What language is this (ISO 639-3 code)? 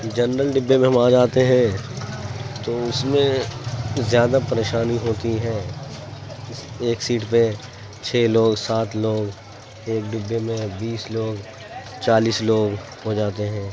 urd